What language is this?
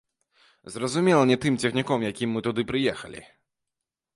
Belarusian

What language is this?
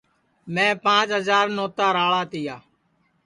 Sansi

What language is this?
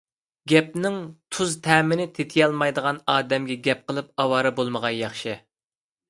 Uyghur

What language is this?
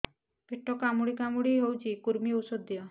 Odia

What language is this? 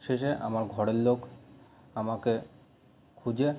Bangla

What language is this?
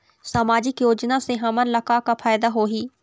Chhattisgarhi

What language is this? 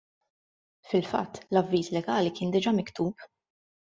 Maltese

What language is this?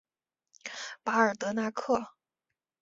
Chinese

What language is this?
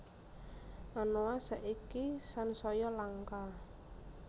Javanese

